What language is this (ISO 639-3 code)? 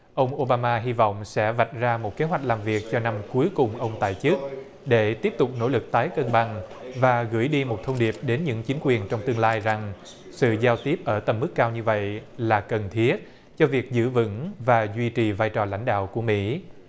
vie